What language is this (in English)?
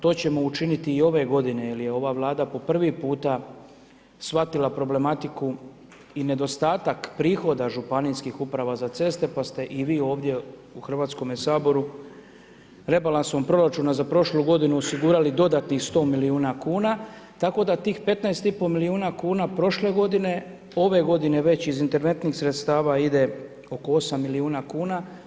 Croatian